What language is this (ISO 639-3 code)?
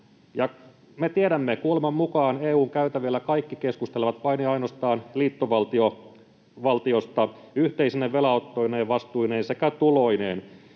fin